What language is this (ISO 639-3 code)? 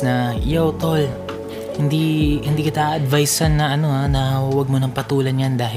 fil